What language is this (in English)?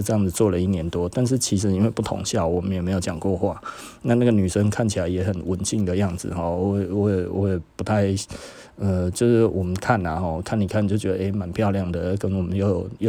Chinese